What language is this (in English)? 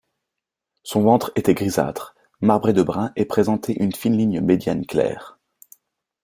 French